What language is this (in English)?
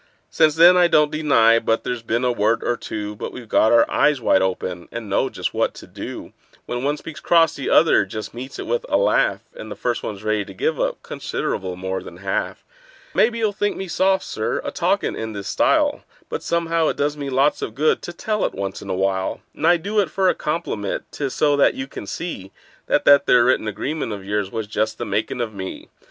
English